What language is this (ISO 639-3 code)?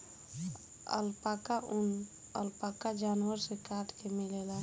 bho